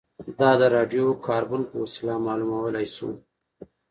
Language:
Pashto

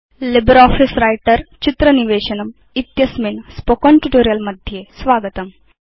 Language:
Sanskrit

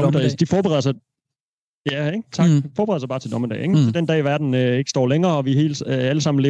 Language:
Danish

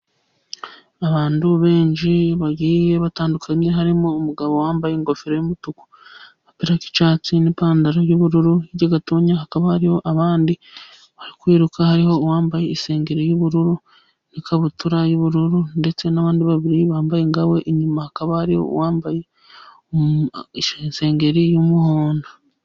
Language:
Kinyarwanda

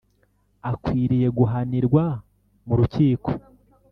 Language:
Kinyarwanda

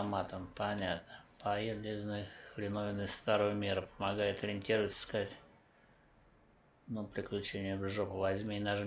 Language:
Russian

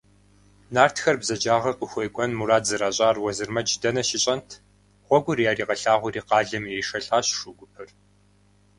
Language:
Kabardian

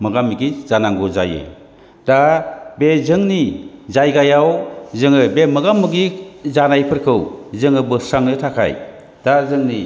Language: Bodo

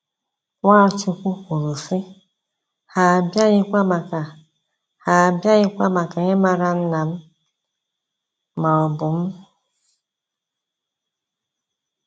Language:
Igbo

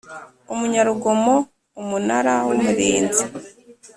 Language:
Kinyarwanda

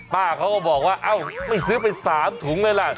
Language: Thai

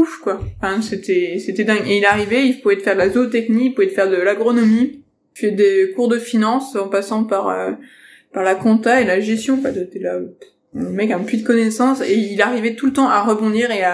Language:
French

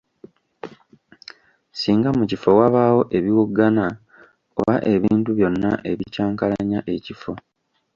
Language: Ganda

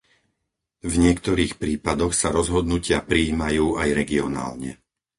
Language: Slovak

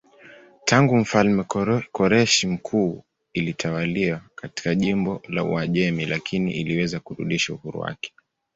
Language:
Swahili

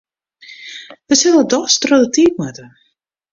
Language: Western Frisian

